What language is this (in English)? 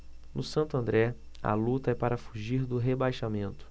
Portuguese